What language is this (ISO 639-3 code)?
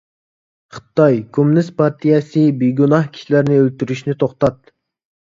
uig